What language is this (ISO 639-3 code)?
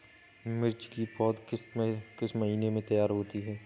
hin